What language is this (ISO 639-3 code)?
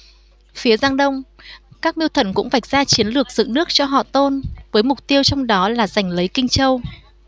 vie